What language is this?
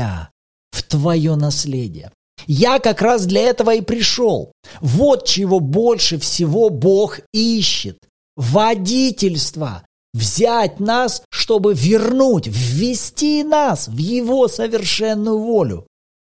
Russian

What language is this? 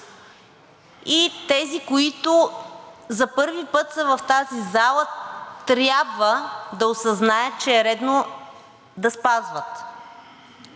Bulgarian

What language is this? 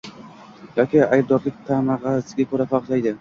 Uzbek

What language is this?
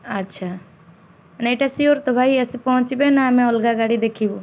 Odia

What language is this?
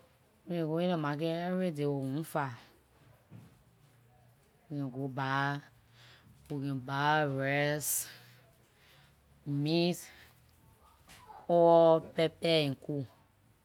Liberian English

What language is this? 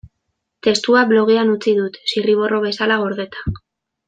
Basque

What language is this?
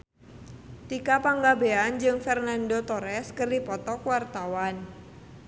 Sundanese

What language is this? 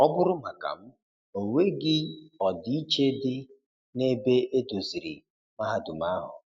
Igbo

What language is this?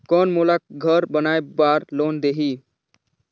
Chhattisgarhi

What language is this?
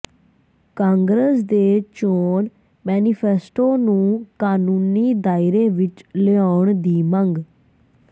Punjabi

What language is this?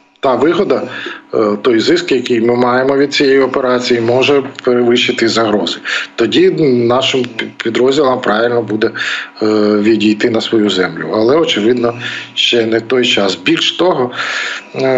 Ukrainian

